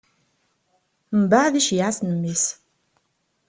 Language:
Kabyle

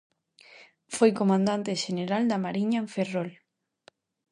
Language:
Galician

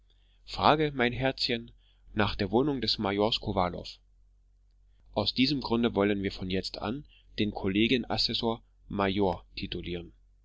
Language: German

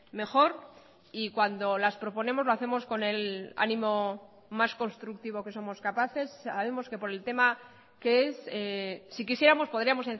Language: Spanish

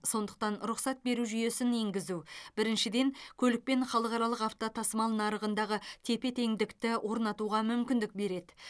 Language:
Kazakh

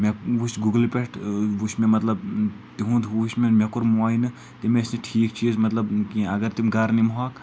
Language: Kashmiri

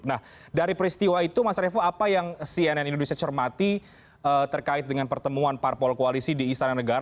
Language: Indonesian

